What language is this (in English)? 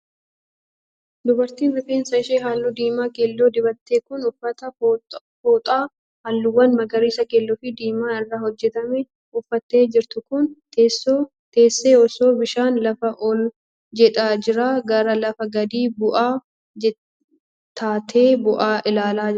Oromo